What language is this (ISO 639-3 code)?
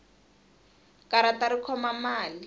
tso